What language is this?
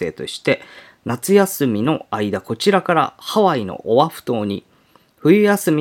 Japanese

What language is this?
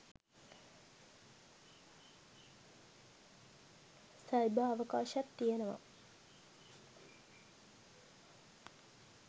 Sinhala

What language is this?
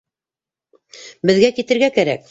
Bashkir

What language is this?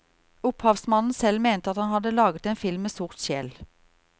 Norwegian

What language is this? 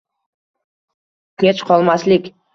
Uzbek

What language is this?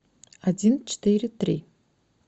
Russian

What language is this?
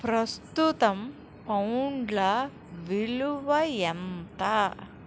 Telugu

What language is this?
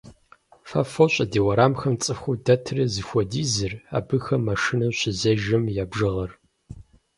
Kabardian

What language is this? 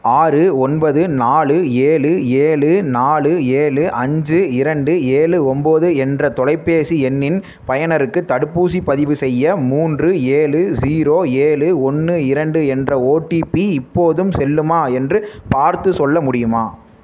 Tamil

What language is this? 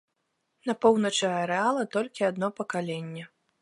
Belarusian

